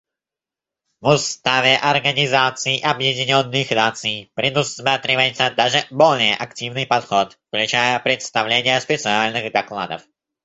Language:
Russian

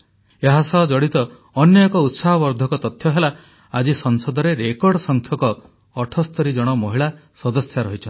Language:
Odia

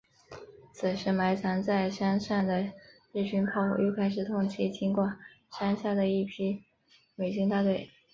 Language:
Chinese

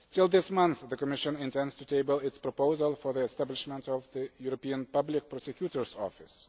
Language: English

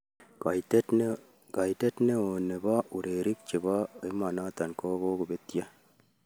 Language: Kalenjin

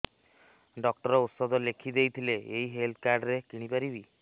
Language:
Odia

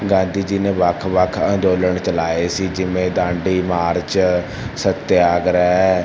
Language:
Punjabi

